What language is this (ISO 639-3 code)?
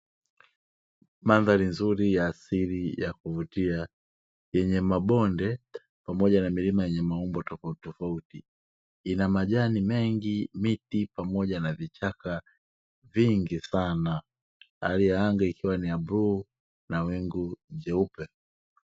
swa